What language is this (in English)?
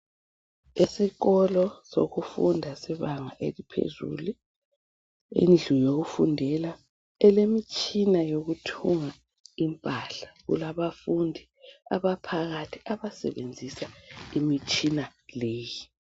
North Ndebele